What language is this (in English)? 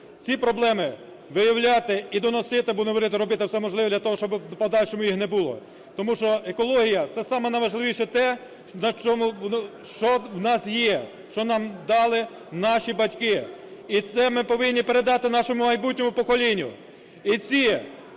Ukrainian